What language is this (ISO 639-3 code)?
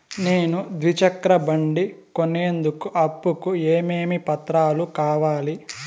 tel